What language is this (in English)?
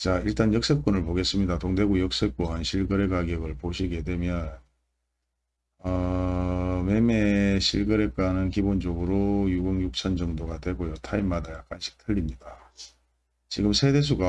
Korean